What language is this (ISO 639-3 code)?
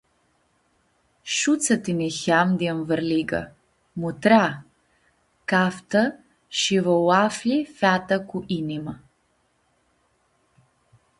rup